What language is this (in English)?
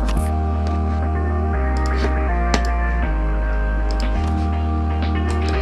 Korean